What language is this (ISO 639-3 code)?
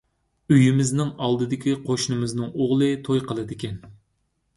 uig